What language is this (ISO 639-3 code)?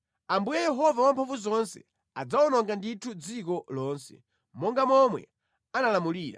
nya